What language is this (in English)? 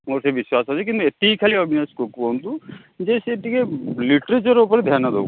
Odia